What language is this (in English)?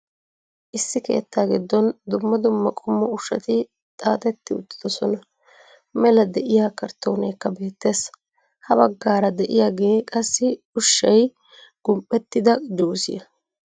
Wolaytta